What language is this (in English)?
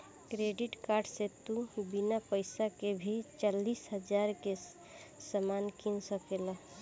Bhojpuri